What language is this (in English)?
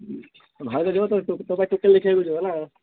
Odia